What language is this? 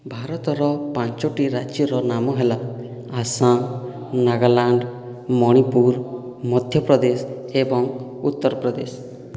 Odia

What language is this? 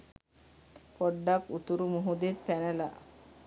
Sinhala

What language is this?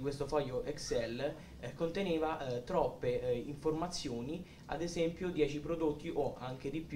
Italian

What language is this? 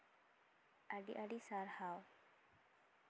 Santali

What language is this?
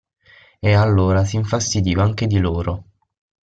Italian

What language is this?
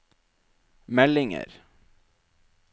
Norwegian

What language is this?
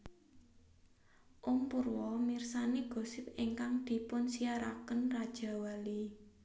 Javanese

